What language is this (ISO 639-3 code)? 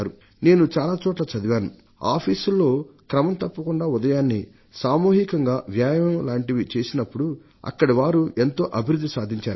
tel